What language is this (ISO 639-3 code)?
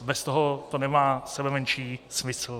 ces